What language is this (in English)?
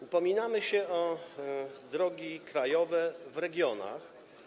Polish